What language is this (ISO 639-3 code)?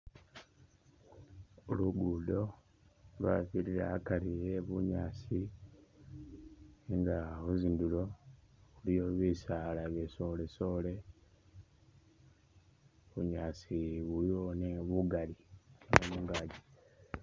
myx